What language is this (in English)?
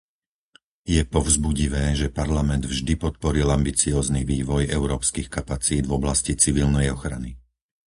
Slovak